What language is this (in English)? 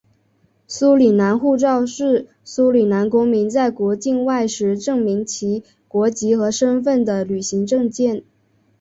Chinese